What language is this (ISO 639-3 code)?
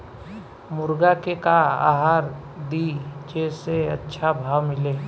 bho